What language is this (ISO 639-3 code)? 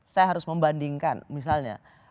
ind